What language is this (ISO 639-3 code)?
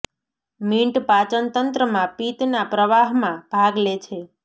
guj